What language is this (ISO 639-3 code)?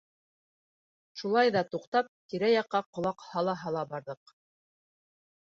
bak